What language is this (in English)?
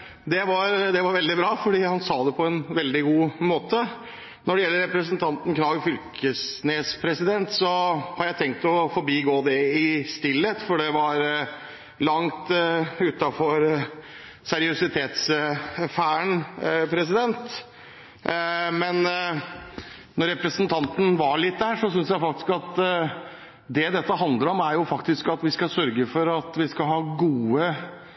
Norwegian Bokmål